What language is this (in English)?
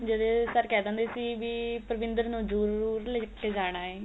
Punjabi